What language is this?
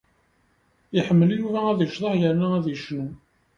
Kabyle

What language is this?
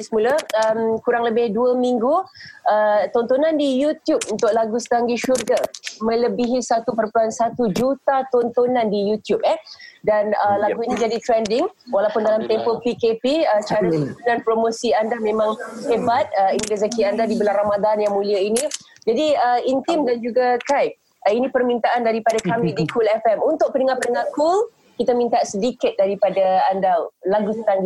Malay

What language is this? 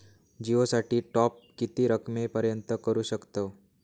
Marathi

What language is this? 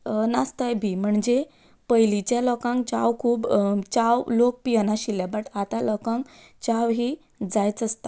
Konkani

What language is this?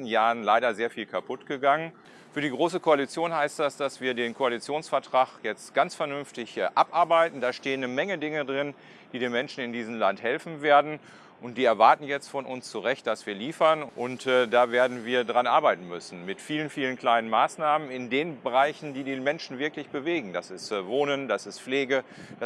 German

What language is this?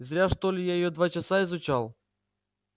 Russian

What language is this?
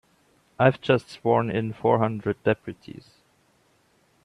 English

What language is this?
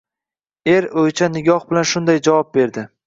Uzbek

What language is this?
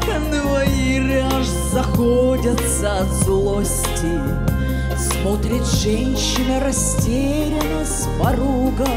Russian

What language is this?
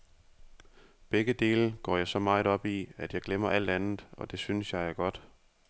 Danish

